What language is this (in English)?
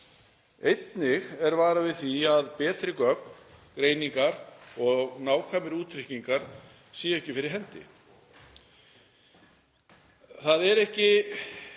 Icelandic